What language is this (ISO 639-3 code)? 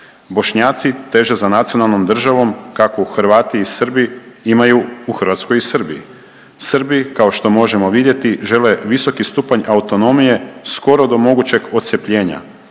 hrv